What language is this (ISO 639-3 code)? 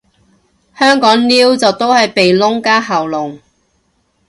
yue